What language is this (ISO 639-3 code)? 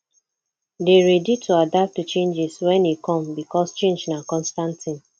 pcm